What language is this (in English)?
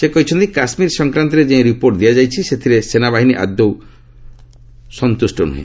Odia